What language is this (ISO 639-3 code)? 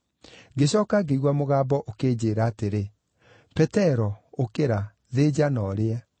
kik